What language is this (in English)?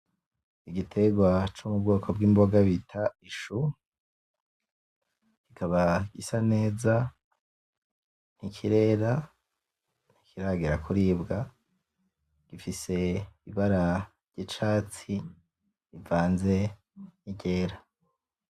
Rundi